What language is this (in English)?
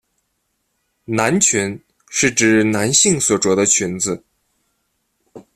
Chinese